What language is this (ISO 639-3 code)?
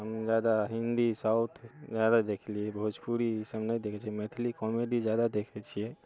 mai